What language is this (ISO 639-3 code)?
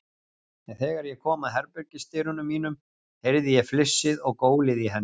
isl